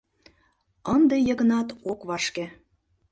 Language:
Mari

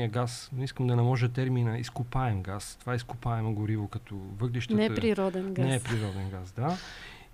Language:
Bulgarian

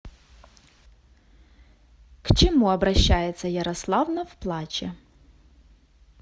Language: Russian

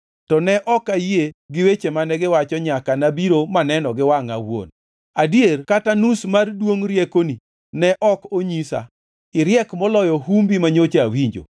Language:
Luo (Kenya and Tanzania)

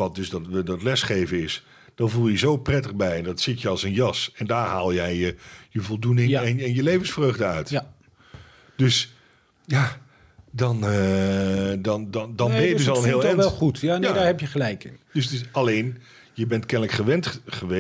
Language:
Dutch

